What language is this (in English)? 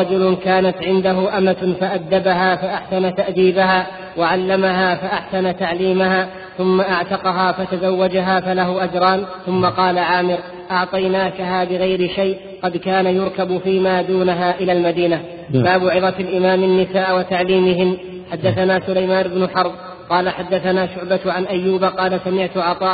Arabic